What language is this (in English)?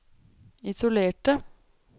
Norwegian